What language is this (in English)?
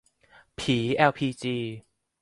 Thai